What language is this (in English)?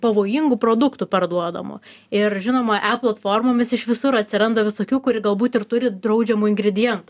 Lithuanian